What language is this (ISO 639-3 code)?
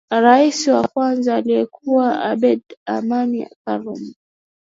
swa